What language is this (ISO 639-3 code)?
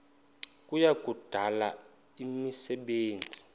xho